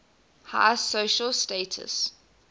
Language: English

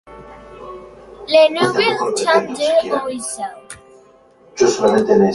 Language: Spanish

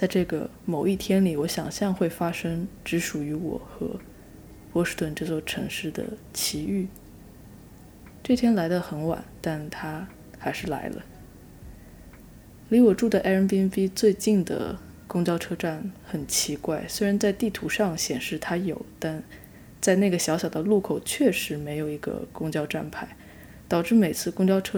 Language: Chinese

